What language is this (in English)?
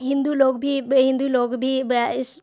Urdu